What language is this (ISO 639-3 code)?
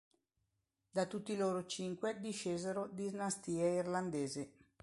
ita